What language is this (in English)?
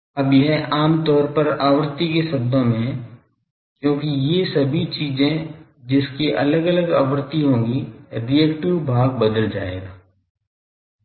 Hindi